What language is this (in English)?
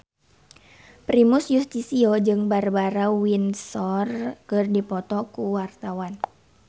Sundanese